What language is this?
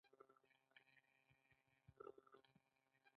Pashto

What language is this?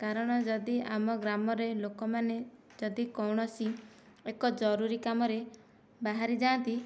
Odia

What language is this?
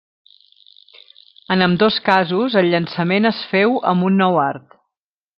Catalan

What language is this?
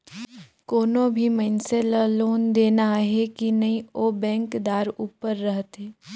Chhattisgarhi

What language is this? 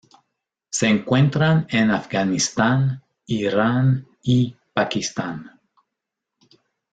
Spanish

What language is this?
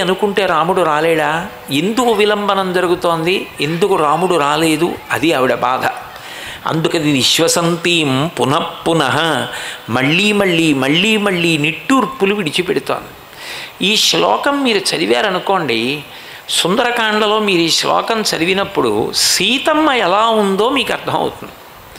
Telugu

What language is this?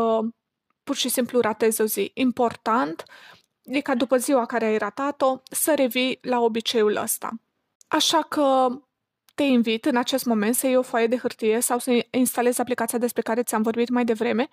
Romanian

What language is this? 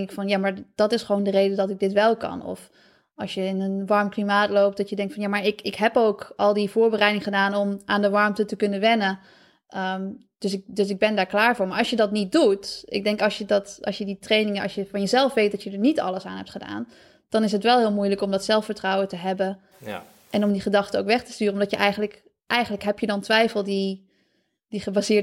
Dutch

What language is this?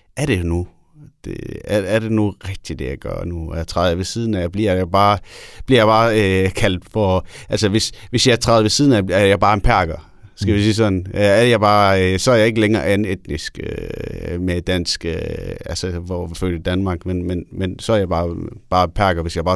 Danish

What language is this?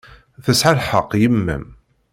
Kabyle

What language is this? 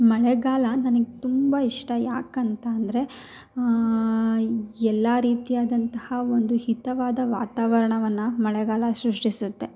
Kannada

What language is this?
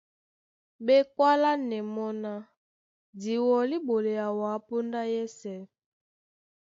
Duala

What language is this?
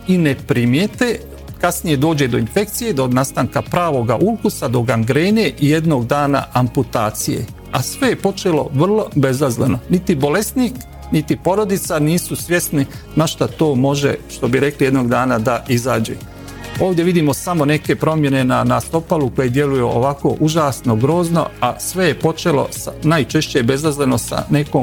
Croatian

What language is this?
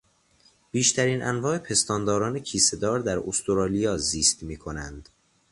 Persian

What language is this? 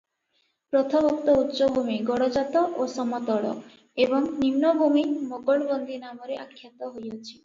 Odia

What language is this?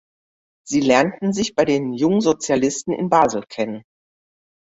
German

